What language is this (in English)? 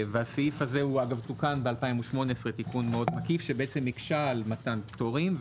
Hebrew